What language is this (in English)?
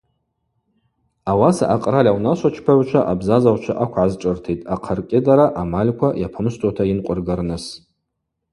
Abaza